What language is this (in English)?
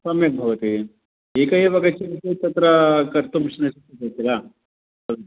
Sanskrit